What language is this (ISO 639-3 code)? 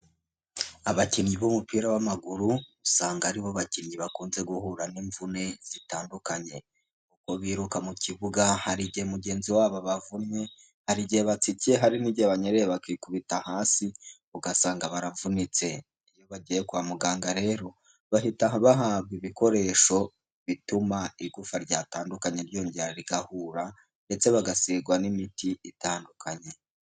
kin